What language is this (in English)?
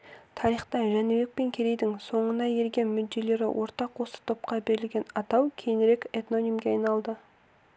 Kazakh